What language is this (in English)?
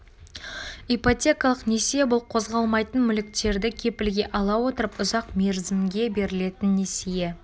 Kazakh